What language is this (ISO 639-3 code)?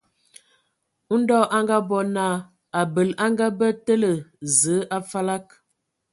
ewo